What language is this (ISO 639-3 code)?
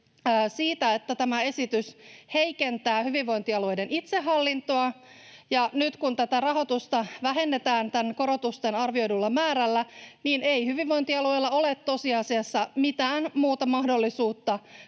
fin